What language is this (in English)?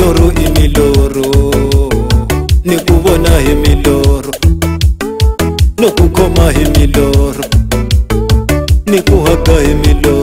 Vietnamese